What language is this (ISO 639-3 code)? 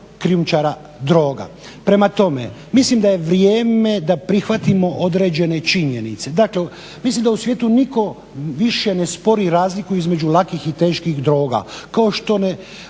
hrv